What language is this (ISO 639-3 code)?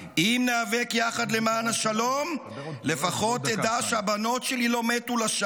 heb